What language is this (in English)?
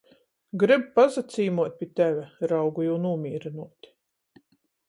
Latgalian